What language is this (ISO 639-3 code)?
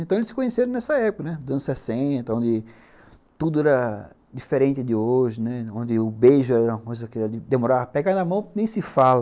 por